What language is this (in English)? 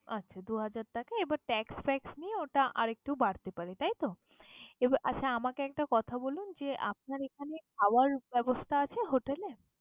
Bangla